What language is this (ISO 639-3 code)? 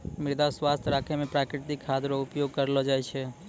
mai